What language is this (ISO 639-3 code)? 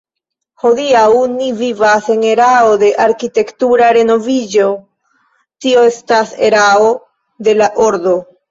epo